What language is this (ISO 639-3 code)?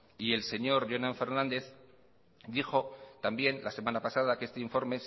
spa